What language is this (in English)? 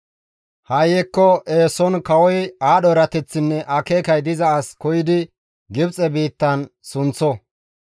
Gamo